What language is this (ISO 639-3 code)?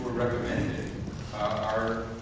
eng